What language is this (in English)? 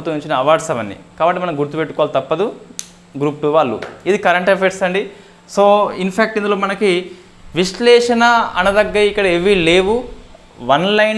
Telugu